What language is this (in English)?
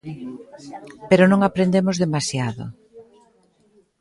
Galician